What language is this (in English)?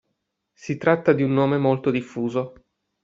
Italian